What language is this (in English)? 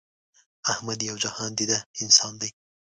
Pashto